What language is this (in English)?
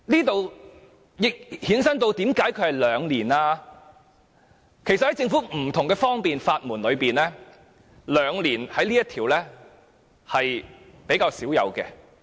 Cantonese